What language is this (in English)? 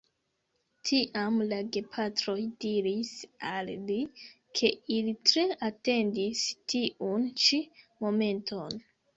Esperanto